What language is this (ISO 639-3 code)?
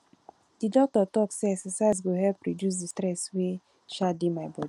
pcm